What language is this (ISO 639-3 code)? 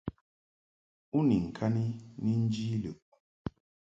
mhk